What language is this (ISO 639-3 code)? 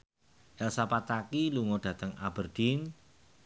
jav